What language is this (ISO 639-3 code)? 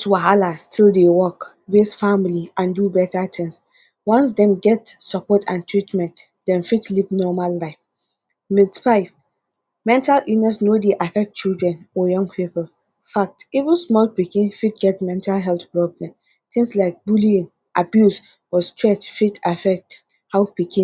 pcm